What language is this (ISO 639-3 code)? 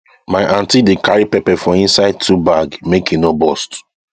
pcm